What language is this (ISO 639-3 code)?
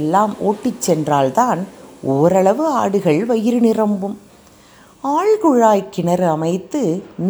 tam